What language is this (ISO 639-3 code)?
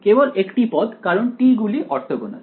ben